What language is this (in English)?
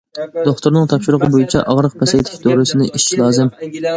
Uyghur